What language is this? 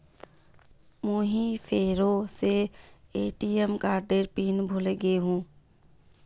Magahi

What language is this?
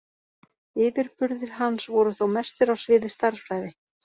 Icelandic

